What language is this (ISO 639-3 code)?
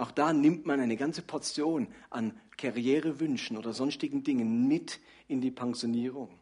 deu